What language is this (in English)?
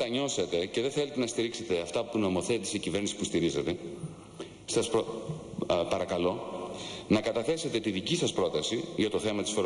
Greek